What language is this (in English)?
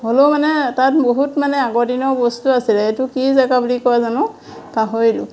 Assamese